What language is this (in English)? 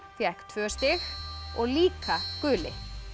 Icelandic